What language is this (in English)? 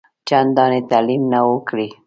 Pashto